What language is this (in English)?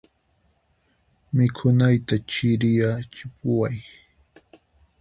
Puno Quechua